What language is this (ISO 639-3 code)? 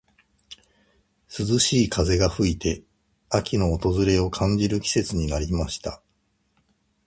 jpn